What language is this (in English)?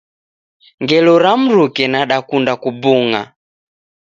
Taita